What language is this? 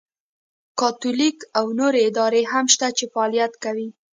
Pashto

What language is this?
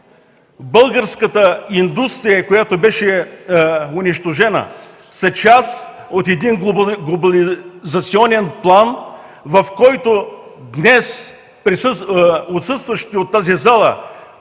Bulgarian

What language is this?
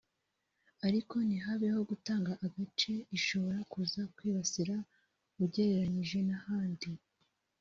Kinyarwanda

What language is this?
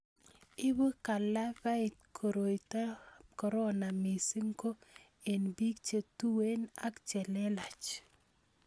Kalenjin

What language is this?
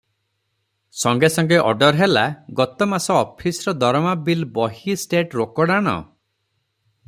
Odia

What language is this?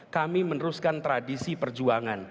Indonesian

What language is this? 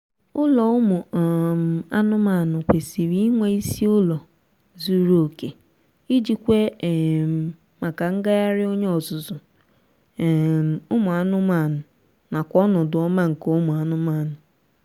Igbo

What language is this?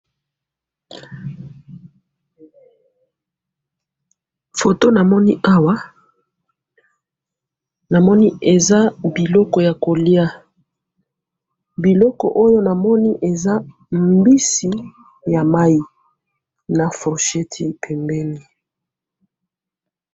Lingala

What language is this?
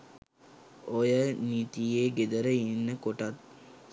Sinhala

